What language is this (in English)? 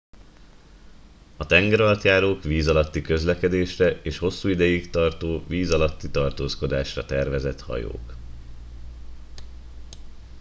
Hungarian